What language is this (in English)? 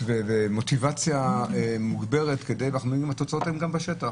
Hebrew